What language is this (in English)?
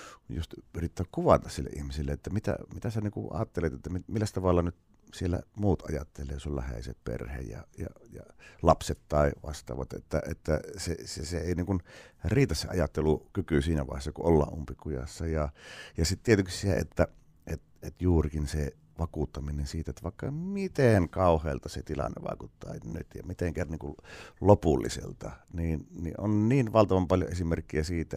Finnish